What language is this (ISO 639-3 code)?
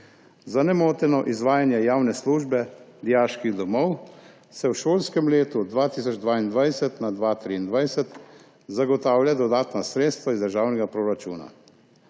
slv